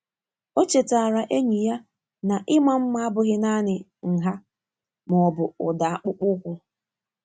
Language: Igbo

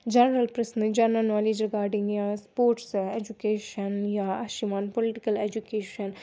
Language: Kashmiri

